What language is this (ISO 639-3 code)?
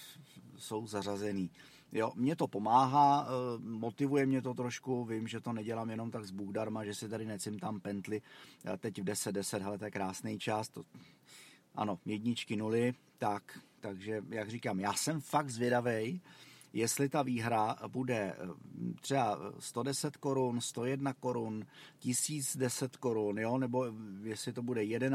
ces